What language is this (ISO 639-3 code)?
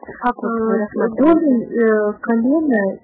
rus